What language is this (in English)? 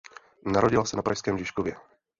Czech